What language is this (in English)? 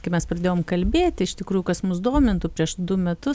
Lithuanian